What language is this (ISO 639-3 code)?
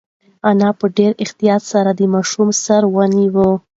pus